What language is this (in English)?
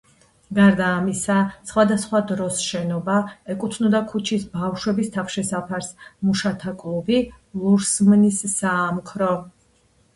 Georgian